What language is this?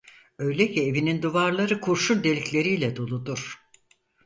Turkish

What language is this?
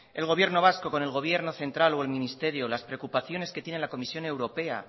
Spanish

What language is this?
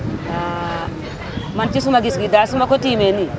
Wolof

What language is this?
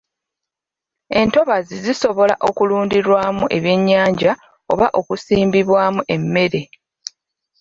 Ganda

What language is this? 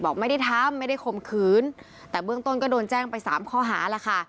Thai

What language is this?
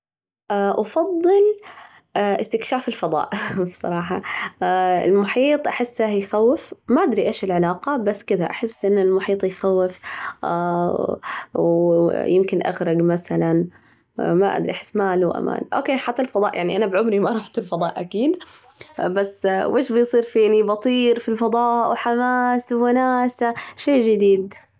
Najdi Arabic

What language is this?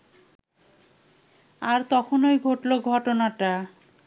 Bangla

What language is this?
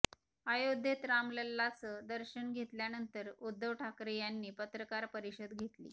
Marathi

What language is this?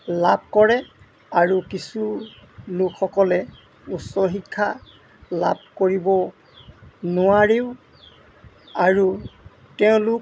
Assamese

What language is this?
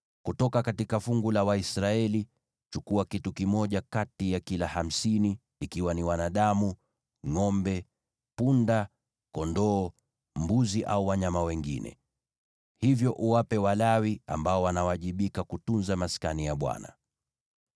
Swahili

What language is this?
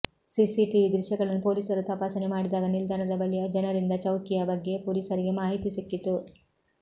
Kannada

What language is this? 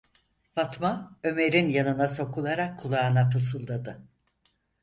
Turkish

